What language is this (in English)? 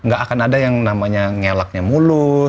Indonesian